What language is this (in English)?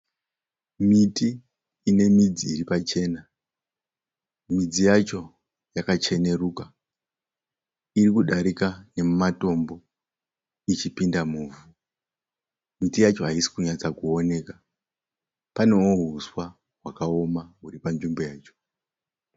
Shona